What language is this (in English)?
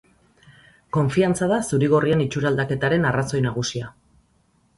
Basque